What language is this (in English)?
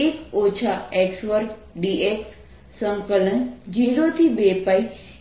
Gujarati